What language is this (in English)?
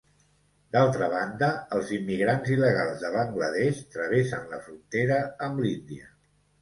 Catalan